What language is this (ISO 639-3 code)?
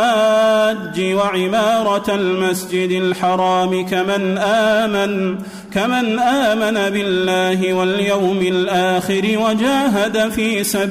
ara